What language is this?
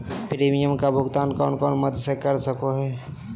Magahi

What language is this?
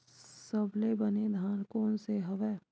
Chhattisgarhi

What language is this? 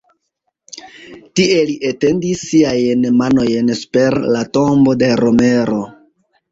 Esperanto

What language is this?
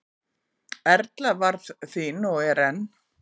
Icelandic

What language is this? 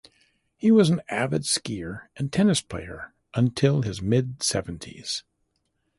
English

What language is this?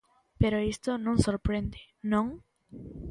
Galician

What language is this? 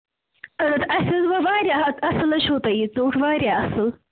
Kashmiri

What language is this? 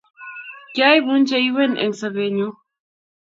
Kalenjin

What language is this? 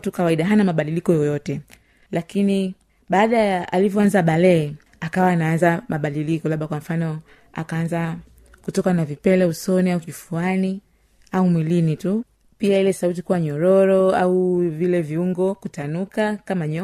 Swahili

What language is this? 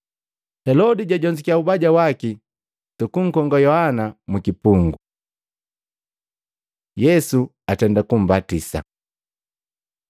Matengo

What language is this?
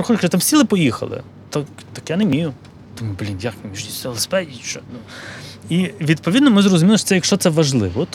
Ukrainian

